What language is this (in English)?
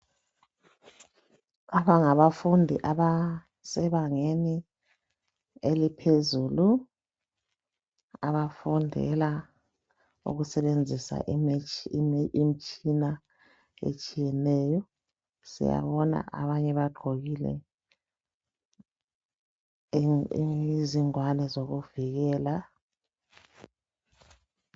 North Ndebele